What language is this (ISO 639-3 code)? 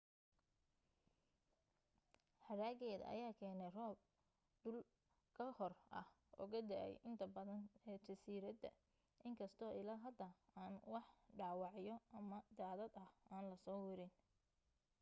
som